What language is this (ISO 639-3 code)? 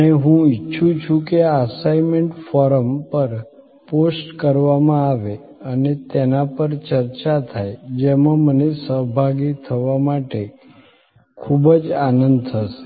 guj